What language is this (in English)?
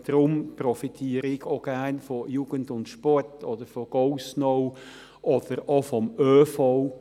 Swiss German